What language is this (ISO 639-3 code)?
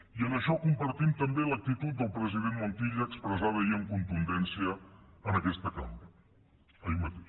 cat